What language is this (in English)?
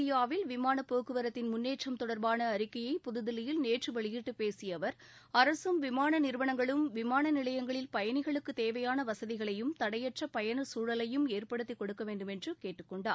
Tamil